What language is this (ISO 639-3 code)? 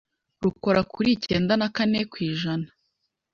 kin